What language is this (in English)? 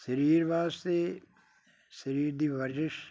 Punjabi